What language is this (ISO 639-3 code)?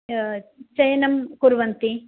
san